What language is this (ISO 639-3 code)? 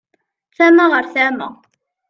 kab